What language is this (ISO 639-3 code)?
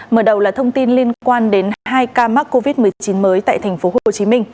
vie